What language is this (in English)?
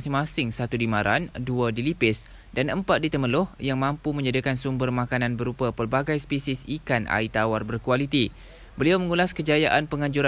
Malay